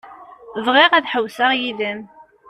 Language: Kabyle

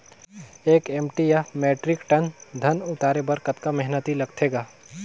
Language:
Chhattisgarhi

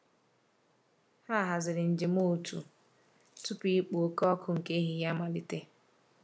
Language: Igbo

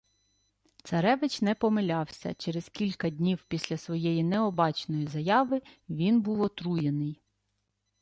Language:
Ukrainian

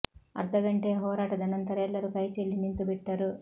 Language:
Kannada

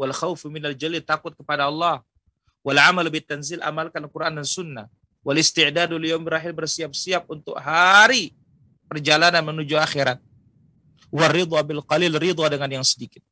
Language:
Indonesian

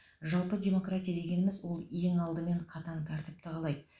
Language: Kazakh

